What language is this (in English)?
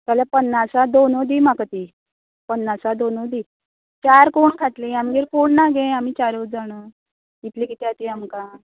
Konkani